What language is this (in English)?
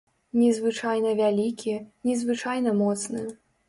Belarusian